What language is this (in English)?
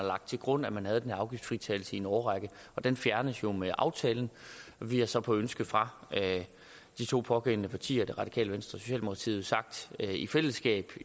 Danish